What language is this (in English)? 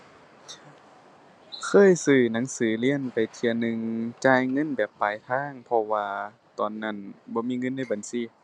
Thai